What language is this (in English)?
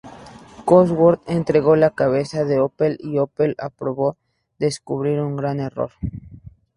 Spanish